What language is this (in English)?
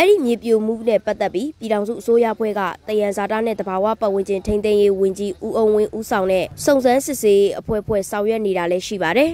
Thai